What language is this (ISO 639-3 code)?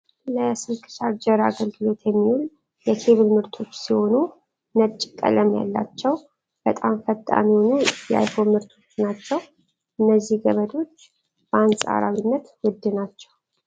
amh